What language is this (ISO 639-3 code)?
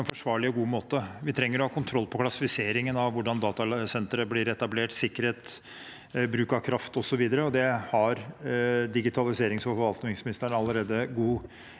nor